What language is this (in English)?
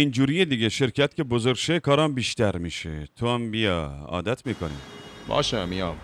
Persian